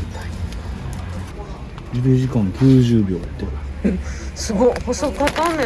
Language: Japanese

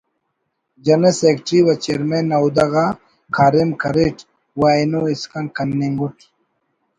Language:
Brahui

